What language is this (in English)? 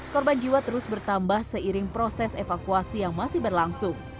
Indonesian